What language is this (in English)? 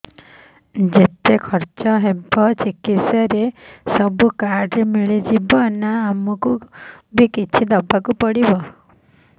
Odia